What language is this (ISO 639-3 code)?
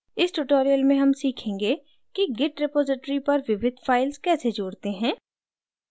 hin